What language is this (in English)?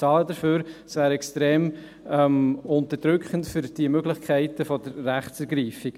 Swiss German